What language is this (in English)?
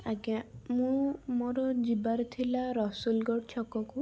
Odia